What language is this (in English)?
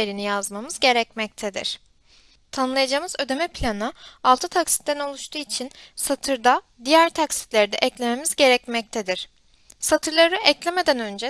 Turkish